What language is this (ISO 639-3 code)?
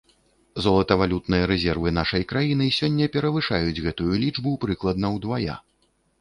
bel